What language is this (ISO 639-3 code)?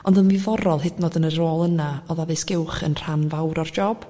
cym